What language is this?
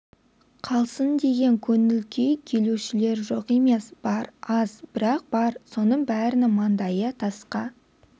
Kazakh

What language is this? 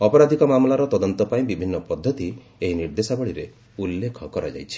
Odia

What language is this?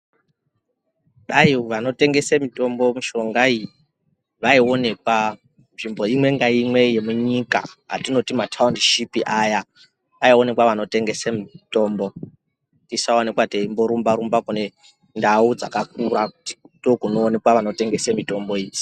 Ndau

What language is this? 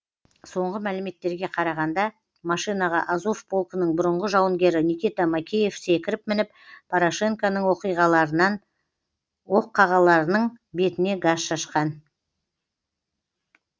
Kazakh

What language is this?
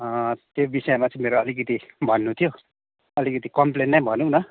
Nepali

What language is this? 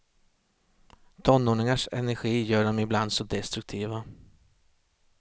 Swedish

